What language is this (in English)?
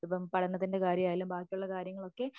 Malayalam